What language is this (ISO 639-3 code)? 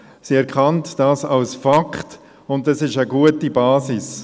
gsw